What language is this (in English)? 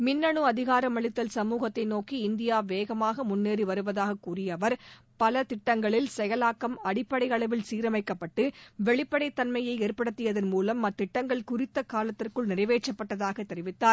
Tamil